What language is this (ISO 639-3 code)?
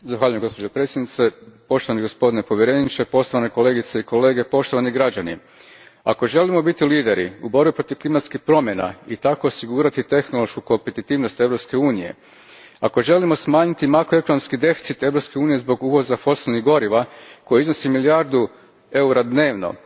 hrv